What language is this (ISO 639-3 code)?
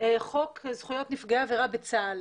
heb